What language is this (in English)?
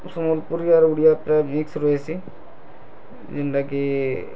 Odia